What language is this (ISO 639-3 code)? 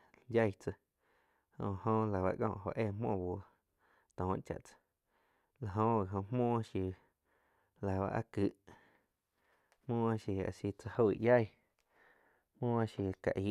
chq